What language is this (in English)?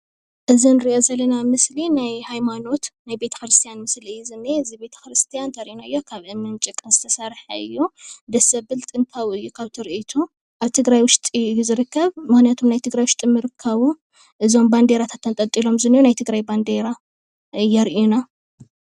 Tigrinya